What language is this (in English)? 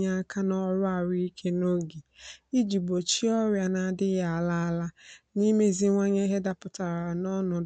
Igbo